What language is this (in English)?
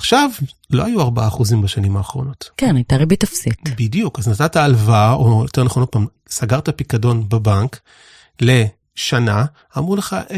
Hebrew